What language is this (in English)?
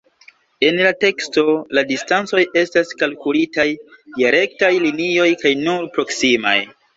Esperanto